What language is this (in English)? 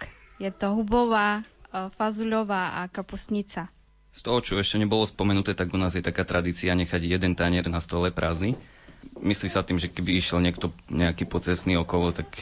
Slovak